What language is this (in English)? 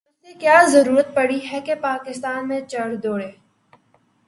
Urdu